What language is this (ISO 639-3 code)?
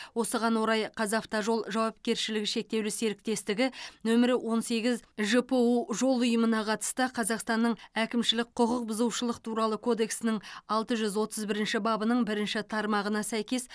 kaz